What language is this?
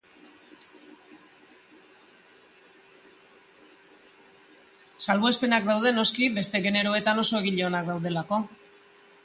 Basque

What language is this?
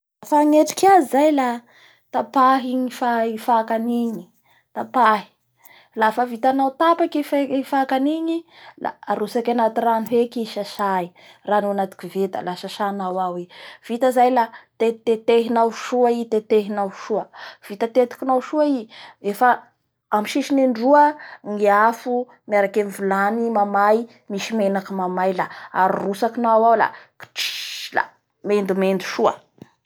Bara Malagasy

